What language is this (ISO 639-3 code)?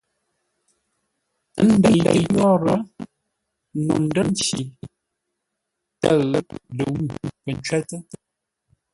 nla